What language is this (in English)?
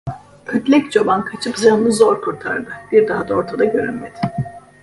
Turkish